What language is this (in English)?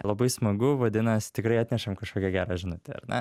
Lithuanian